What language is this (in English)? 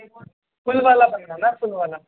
Urdu